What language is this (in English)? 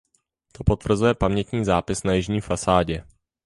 Czech